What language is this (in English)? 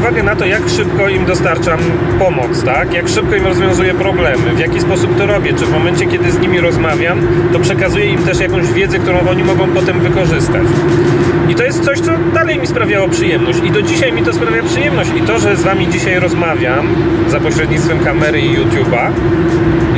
Polish